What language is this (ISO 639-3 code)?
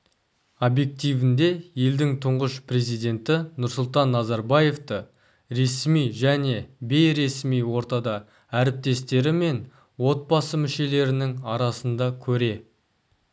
kaz